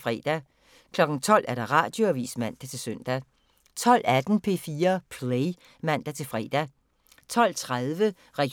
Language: Danish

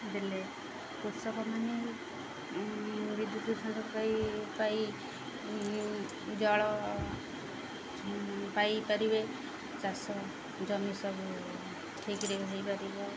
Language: Odia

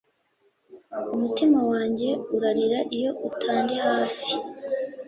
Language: Kinyarwanda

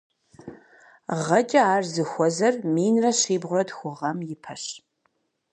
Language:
Kabardian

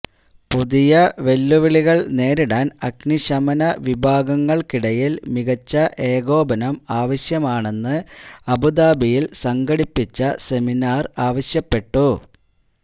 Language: Malayalam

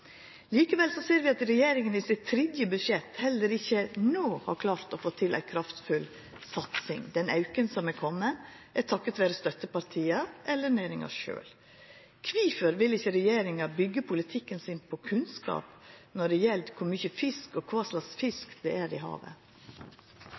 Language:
Norwegian Nynorsk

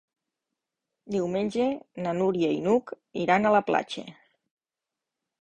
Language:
Catalan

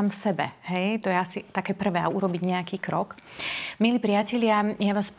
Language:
Slovak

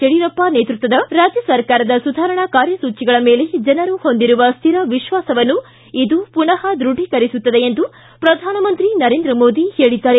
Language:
Kannada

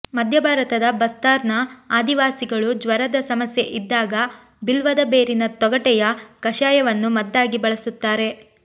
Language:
Kannada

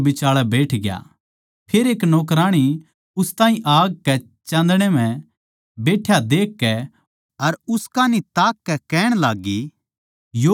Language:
Haryanvi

